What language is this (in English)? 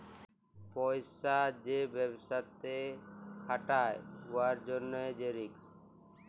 Bangla